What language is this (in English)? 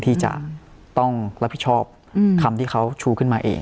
Thai